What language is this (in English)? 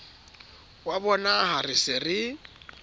Southern Sotho